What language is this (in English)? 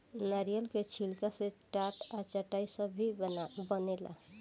Bhojpuri